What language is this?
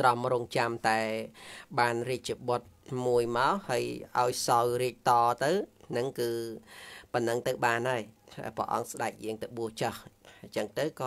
Vietnamese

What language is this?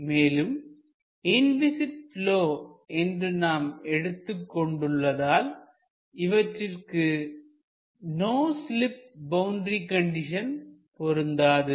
Tamil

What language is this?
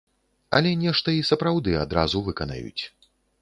Belarusian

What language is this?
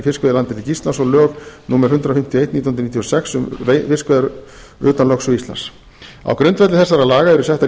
Icelandic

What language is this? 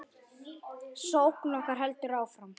Icelandic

